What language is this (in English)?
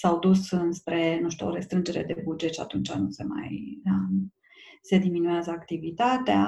Romanian